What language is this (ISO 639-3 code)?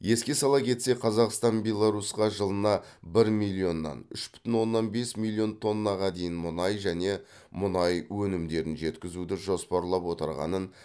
kaz